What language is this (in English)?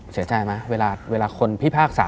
Thai